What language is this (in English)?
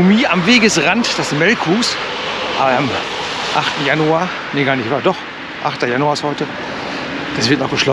German